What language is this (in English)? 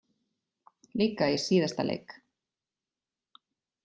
Icelandic